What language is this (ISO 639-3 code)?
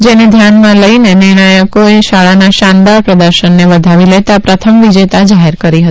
guj